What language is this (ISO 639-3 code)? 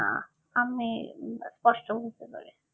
ben